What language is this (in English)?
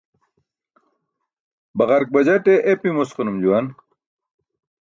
Burushaski